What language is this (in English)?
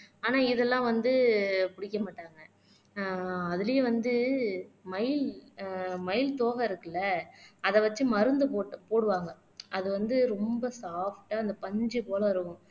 Tamil